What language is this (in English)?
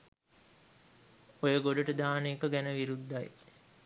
Sinhala